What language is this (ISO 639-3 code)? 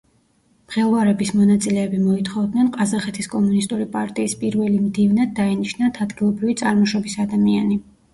kat